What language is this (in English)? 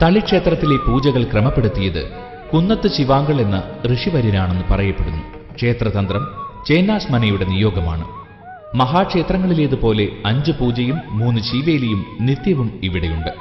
Malayalam